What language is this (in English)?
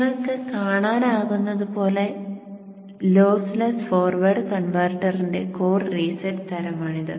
Malayalam